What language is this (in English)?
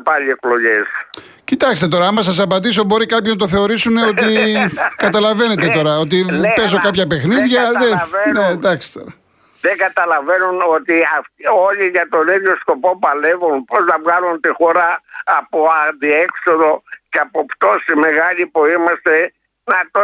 Greek